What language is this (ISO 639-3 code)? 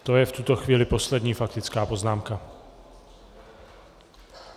ces